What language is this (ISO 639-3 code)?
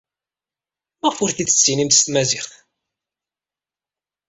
kab